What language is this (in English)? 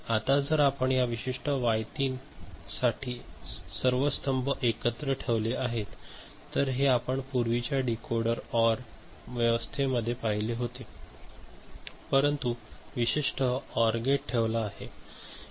Marathi